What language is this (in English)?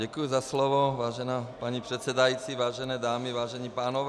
Czech